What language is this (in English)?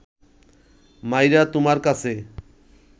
Bangla